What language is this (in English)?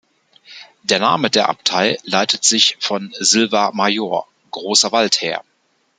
German